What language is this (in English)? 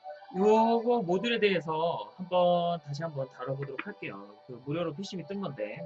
Korean